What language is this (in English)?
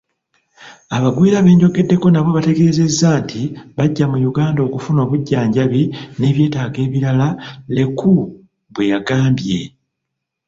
Ganda